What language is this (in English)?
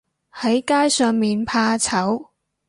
Cantonese